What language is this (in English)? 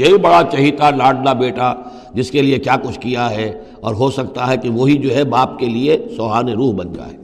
Urdu